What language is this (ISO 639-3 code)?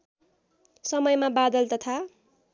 nep